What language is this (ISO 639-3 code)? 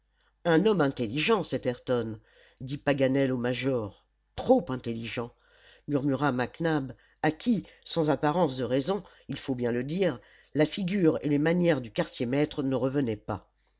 fra